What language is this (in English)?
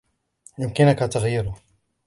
Arabic